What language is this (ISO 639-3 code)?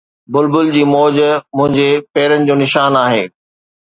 snd